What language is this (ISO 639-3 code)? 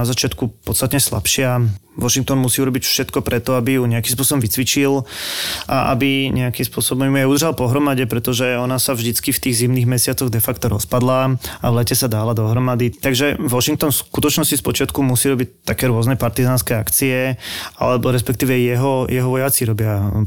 slk